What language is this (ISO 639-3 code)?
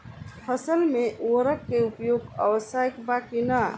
bho